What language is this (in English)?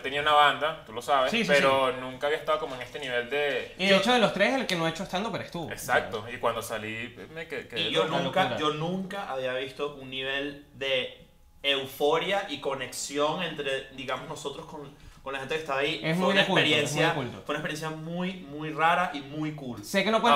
Spanish